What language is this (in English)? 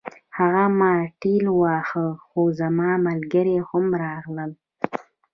Pashto